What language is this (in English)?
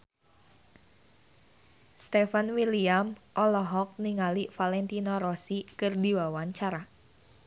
Sundanese